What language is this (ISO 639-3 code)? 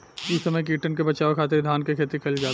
bho